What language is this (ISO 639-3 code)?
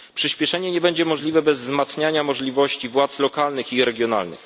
pol